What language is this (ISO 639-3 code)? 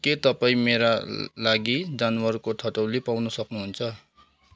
nep